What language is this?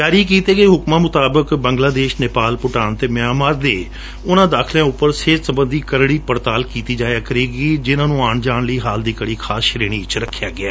Punjabi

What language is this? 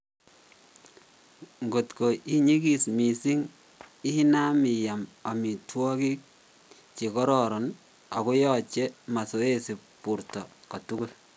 Kalenjin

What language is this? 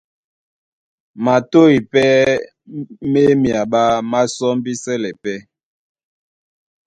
Duala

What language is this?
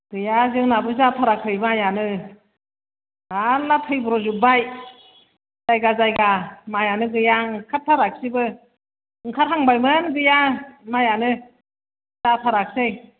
Bodo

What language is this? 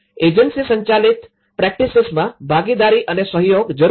Gujarati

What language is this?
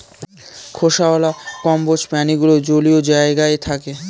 Bangla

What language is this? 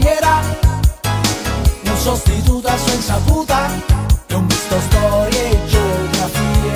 Spanish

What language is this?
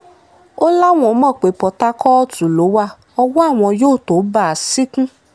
Yoruba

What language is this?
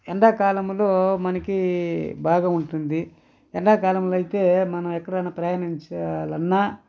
Telugu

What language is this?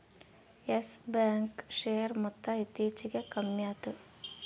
Kannada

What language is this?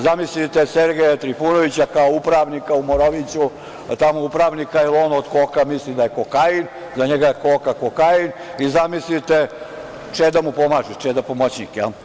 Serbian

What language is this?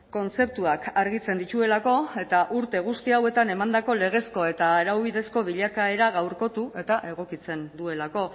Basque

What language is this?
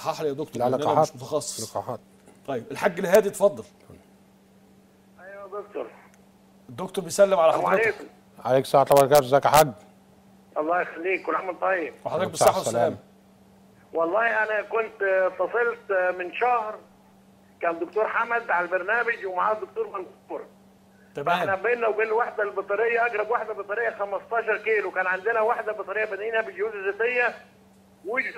Arabic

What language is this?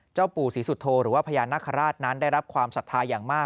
Thai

